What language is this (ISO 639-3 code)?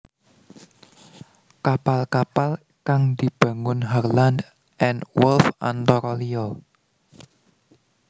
jav